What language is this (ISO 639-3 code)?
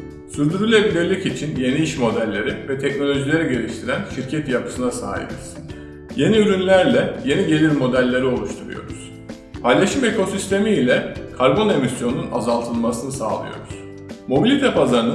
tur